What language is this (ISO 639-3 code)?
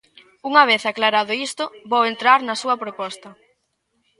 glg